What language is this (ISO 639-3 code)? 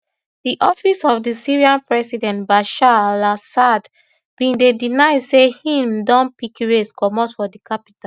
pcm